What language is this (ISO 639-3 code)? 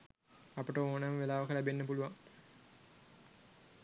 sin